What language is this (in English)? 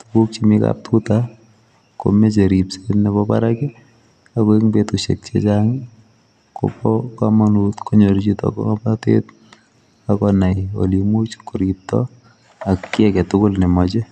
Kalenjin